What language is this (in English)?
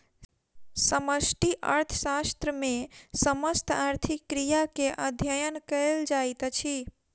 Maithili